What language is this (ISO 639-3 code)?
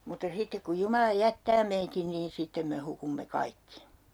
fin